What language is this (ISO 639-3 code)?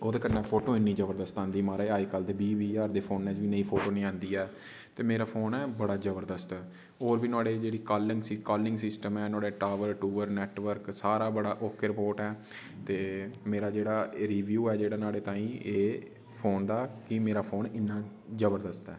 doi